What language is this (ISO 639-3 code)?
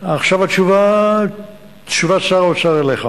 heb